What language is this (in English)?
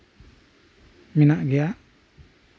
Santali